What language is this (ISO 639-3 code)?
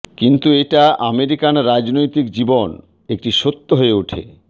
ben